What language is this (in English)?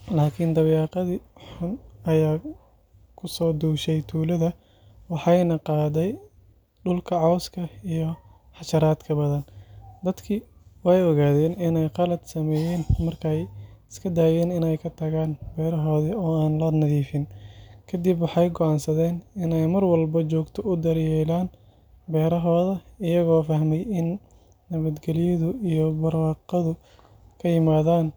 Somali